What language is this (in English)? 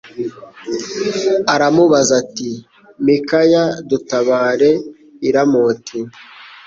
Kinyarwanda